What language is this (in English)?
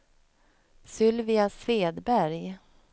Swedish